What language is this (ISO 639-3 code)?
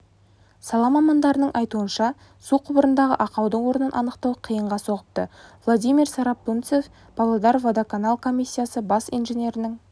kaz